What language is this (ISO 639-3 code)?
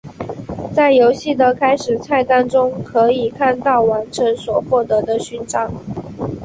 zho